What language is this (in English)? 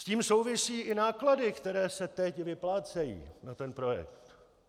Czech